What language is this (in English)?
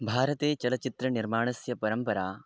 Sanskrit